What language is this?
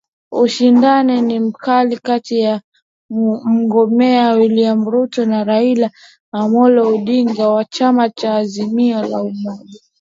Swahili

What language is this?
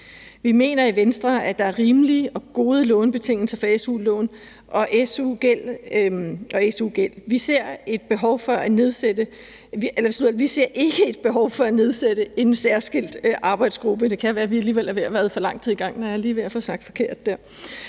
Danish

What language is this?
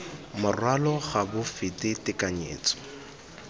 Tswana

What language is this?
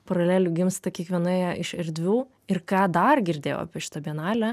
Lithuanian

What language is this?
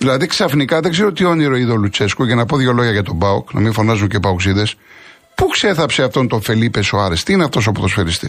Greek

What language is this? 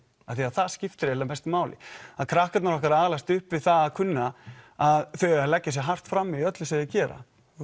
Icelandic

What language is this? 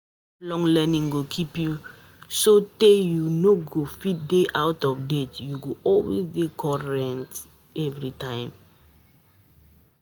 Nigerian Pidgin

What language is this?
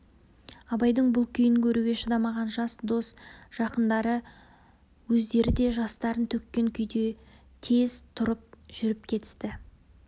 Kazakh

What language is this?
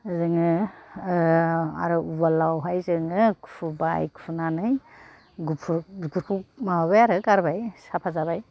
Bodo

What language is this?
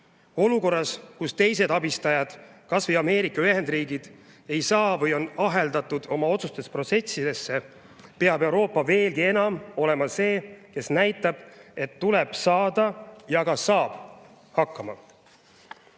Estonian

